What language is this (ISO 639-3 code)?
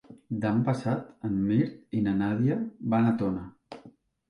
cat